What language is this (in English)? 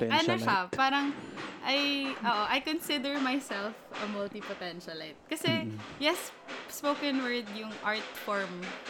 Filipino